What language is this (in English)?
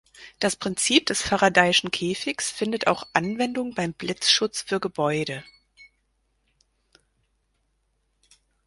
German